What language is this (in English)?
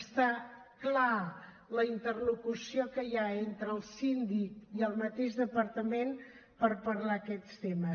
Catalan